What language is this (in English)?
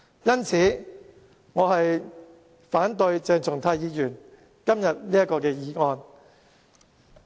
Cantonese